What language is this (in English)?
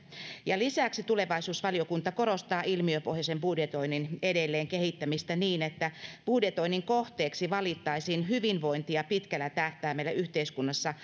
Finnish